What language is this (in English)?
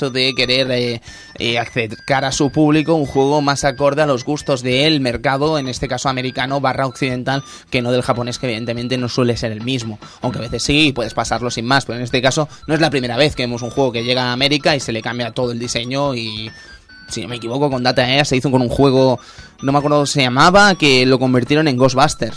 Spanish